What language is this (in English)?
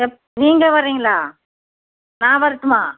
Tamil